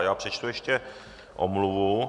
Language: Czech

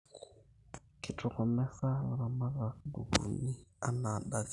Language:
Masai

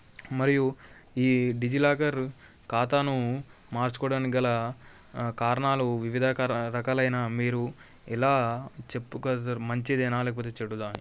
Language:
Telugu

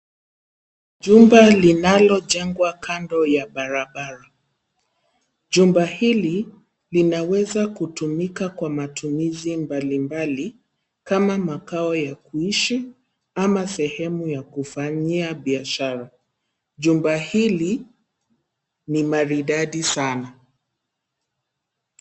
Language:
Swahili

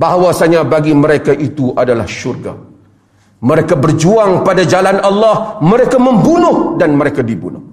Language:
Malay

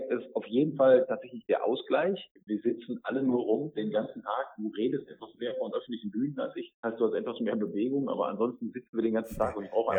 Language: German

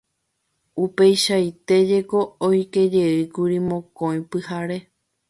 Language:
Guarani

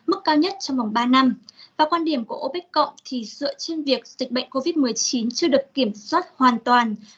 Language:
Vietnamese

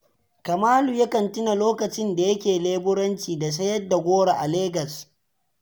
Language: Hausa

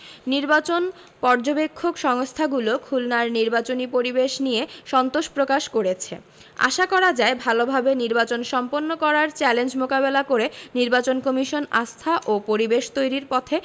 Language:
Bangla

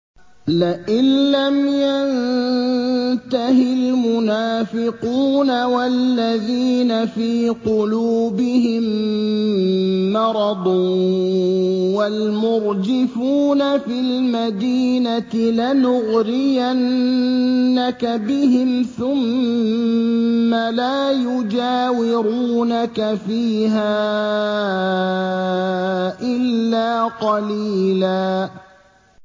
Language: Arabic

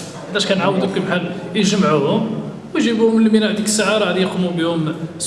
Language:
Arabic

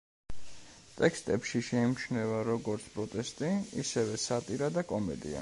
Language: Georgian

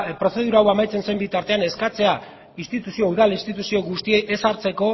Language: Basque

